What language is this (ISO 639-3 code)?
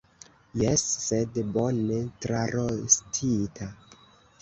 epo